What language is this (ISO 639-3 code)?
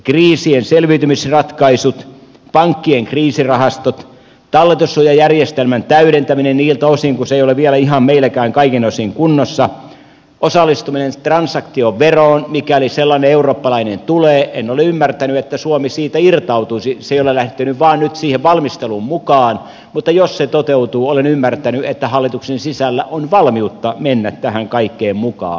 fin